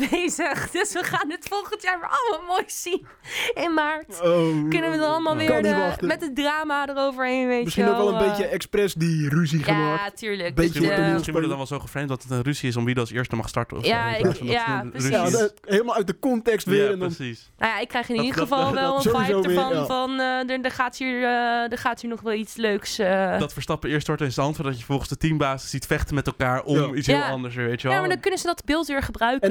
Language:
Dutch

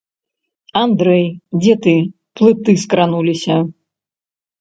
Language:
Belarusian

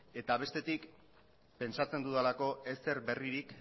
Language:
Basque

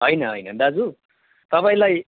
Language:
Nepali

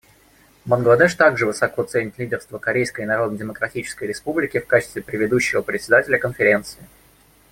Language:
Russian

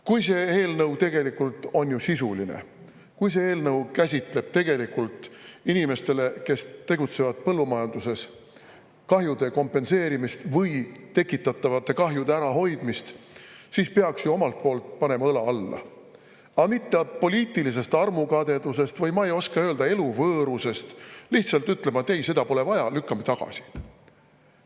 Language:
Estonian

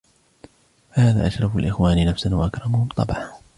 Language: Arabic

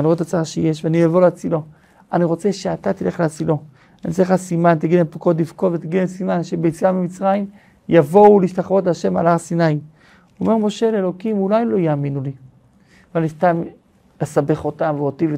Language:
Hebrew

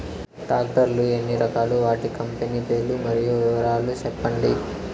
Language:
Telugu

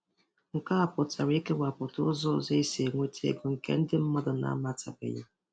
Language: Igbo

